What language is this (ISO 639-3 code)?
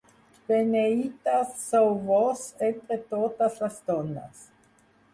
cat